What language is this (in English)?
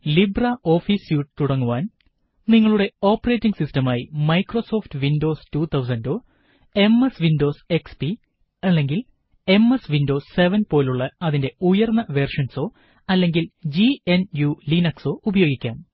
Malayalam